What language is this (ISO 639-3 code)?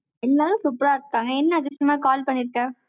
tam